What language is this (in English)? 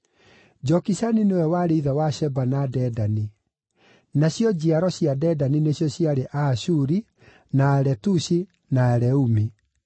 Kikuyu